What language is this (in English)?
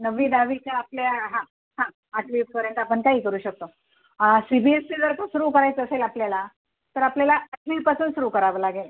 Marathi